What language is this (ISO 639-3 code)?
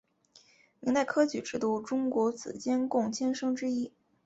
zho